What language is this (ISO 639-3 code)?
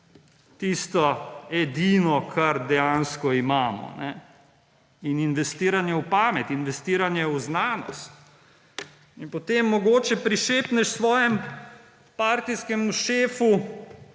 slv